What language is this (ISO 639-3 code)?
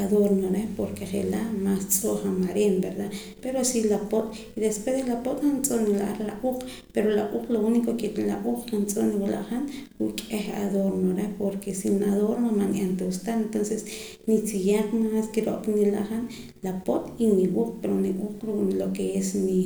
poc